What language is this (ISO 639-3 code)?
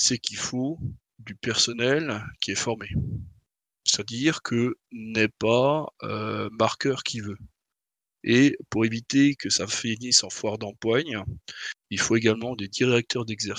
fra